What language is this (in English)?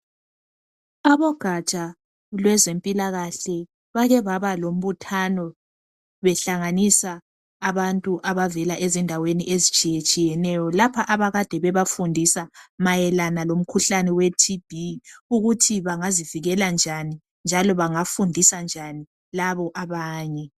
North Ndebele